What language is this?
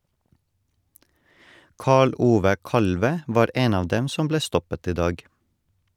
Norwegian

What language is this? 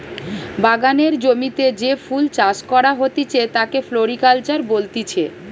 Bangla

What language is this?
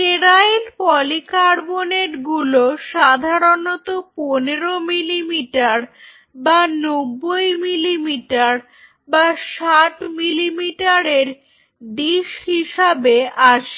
Bangla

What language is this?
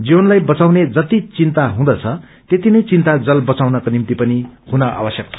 Nepali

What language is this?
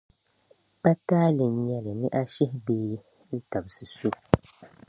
Dagbani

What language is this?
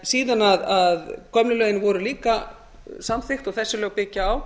Icelandic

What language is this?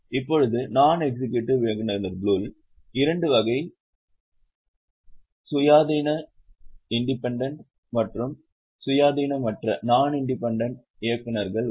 Tamil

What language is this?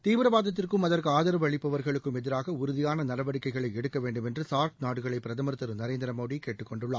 Tamil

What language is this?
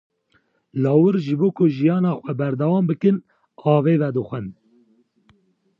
Kurdish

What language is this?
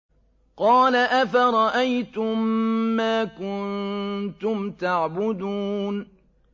Arabic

